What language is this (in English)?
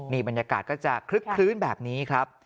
Thai